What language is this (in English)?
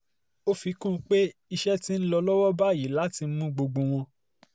Yoruba